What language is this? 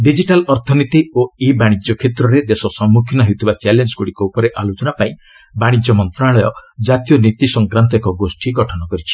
Odia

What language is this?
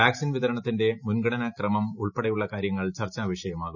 Malayalam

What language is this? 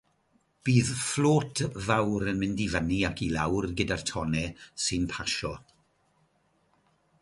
Welsh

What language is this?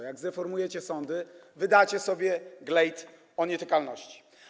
Polish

